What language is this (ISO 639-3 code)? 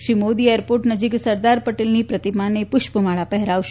guj